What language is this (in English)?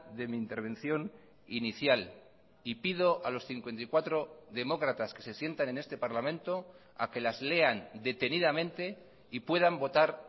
Spanish